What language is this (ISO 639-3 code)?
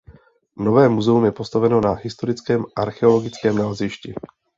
ces